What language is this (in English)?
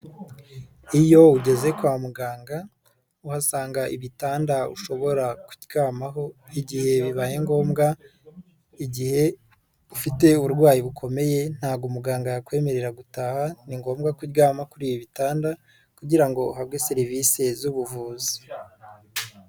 Kinyarwanda